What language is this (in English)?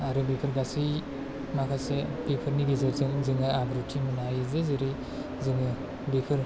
Bodo